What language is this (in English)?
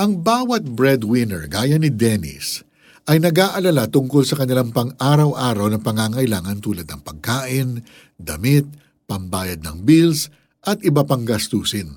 Filipino